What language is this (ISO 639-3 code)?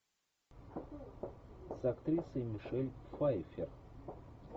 rus